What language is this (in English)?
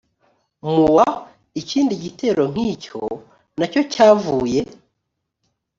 Kinyarwanda